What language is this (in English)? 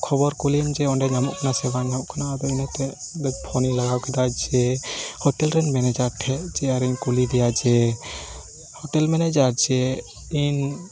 Santali